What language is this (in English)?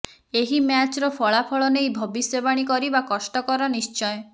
Odia